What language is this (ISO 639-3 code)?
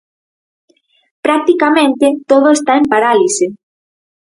glg